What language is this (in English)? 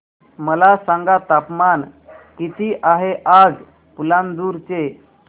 Marathi